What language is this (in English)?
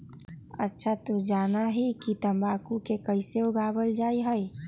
Magahi